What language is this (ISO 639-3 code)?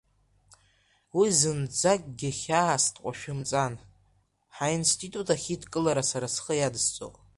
abk